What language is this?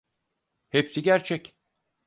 Turkish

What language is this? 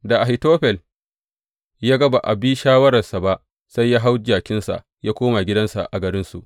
Hausa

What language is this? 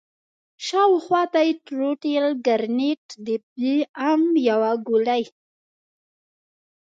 Pashto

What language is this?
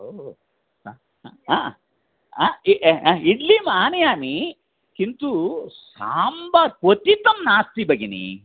Sanskrit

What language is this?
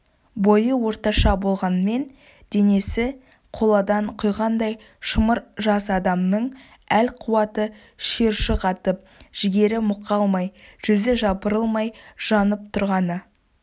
Kazakh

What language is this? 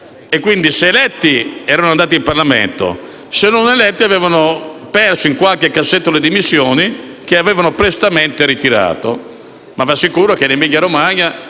Italian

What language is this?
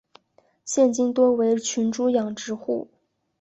Chinese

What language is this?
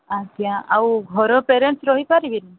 Odia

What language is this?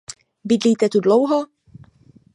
Czech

